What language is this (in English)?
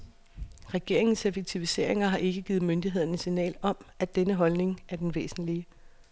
Danish